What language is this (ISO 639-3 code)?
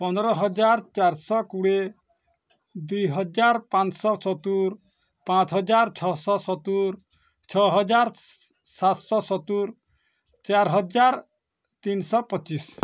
ori